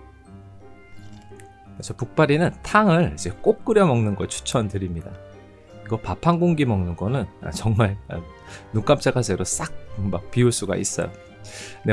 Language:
Korean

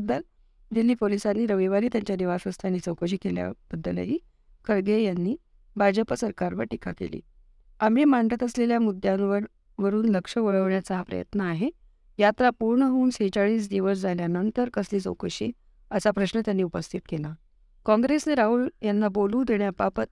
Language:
Marathi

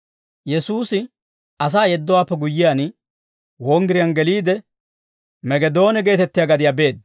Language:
Dawro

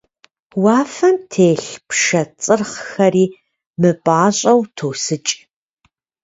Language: Kabardian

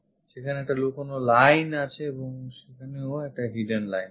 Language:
Bangla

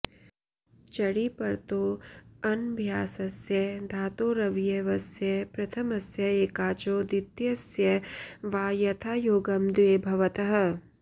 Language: Sanskrit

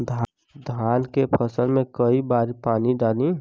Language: Bhojpuri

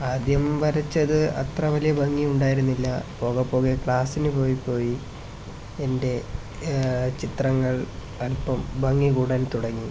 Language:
Malayalam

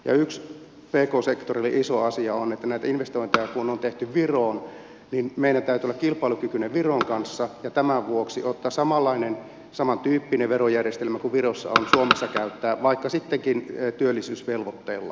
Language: Finnish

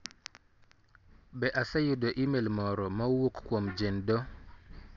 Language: Luo (Kenya and Tanzania)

